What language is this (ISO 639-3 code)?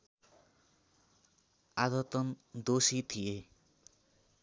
nep